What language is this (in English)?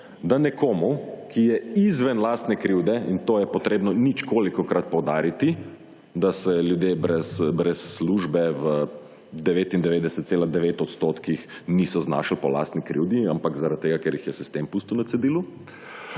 Slovenian